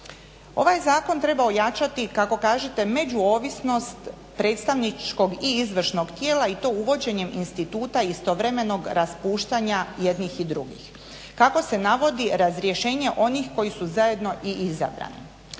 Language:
Croatian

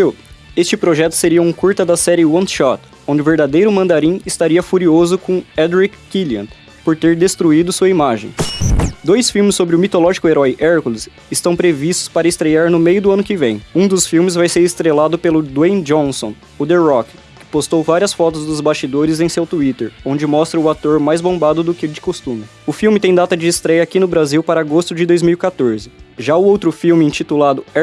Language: Portuguese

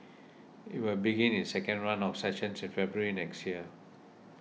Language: English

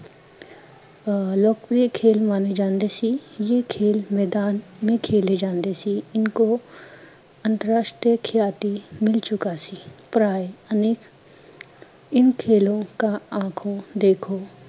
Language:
Punjabi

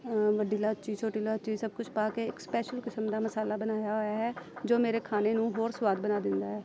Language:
Punjabi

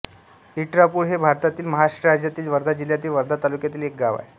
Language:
Marathi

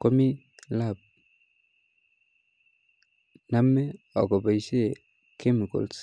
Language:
Kalenjin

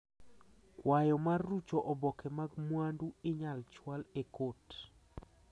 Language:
Luo (Kenya and Tanzania)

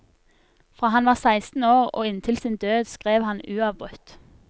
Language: Norwegian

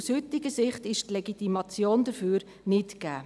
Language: Swiss German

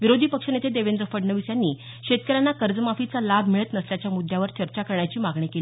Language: Marathi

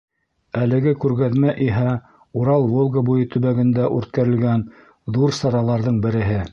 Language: Bashkir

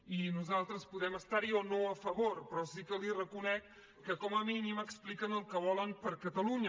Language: Catalan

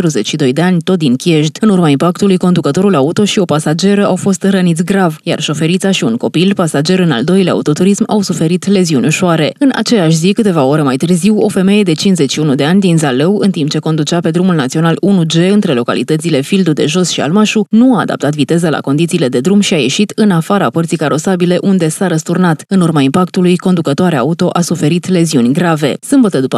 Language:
Romanian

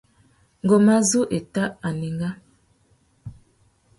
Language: Tuki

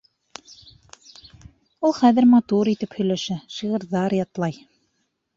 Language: Bashkir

